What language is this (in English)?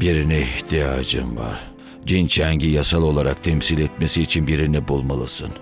Turkish